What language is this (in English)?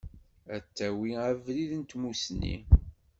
Kabyle